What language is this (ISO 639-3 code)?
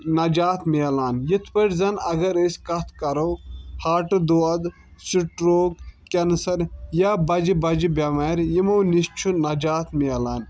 kas